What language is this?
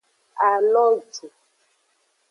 Aja (Benin)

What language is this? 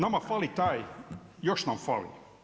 Croatian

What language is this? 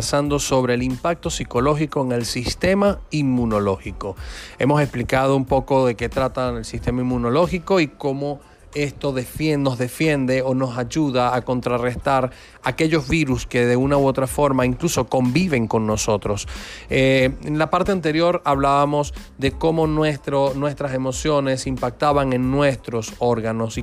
Spanish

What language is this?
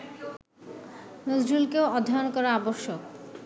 Bangla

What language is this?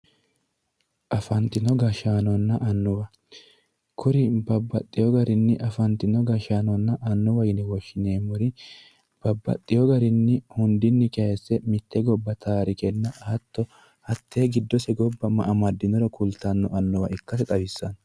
Sidamo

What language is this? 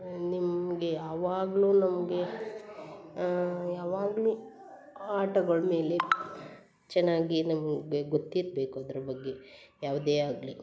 Kannada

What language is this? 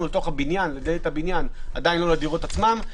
Hebrew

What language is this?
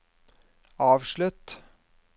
Norwegian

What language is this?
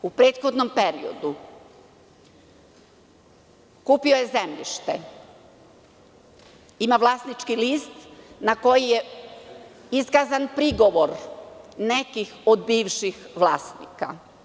Serbian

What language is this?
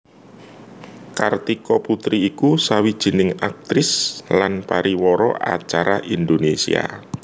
Javanese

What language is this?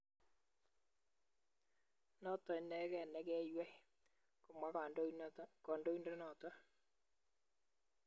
Kalenjin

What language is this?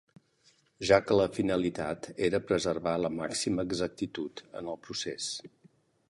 Catalan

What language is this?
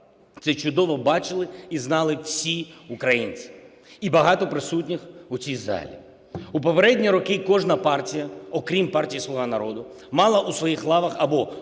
Ukrainian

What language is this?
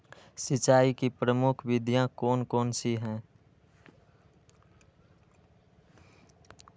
Magahi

